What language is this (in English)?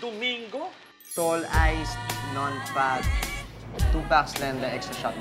Thai